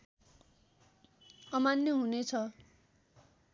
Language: Nepali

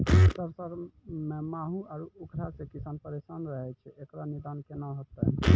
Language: Maithili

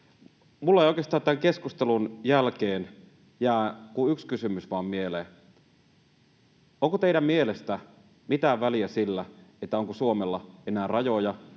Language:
Finnish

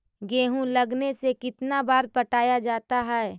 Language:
Magahi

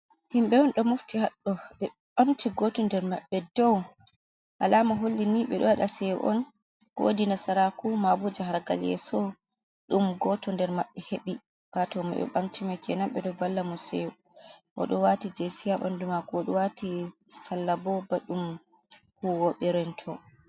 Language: Fula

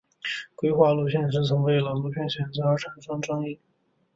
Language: Chinese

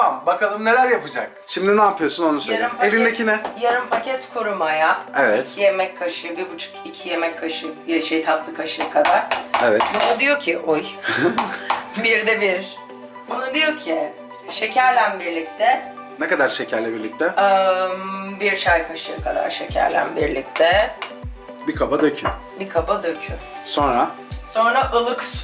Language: Turkish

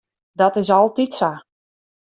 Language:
Western Frisian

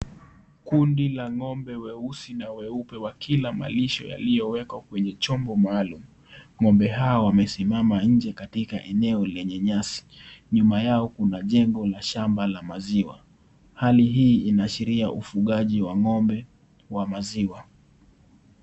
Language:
Swahili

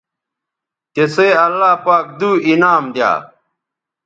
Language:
Bateri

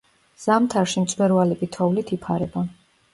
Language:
Georgian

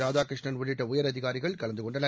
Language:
Tamil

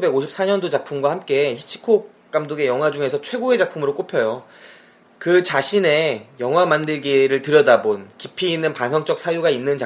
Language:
Korean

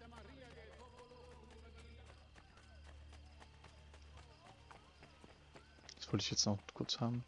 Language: German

